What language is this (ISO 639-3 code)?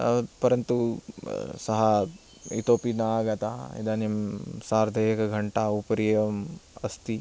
san